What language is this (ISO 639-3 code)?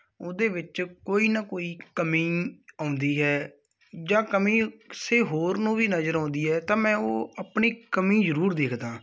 pan